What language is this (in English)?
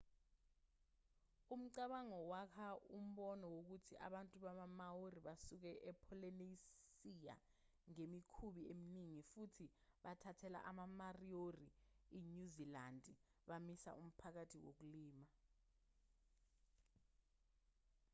Zulu